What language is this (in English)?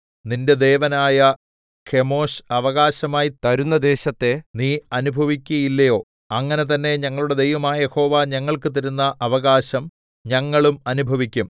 Malayalam